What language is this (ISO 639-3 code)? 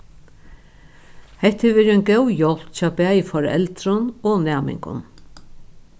fao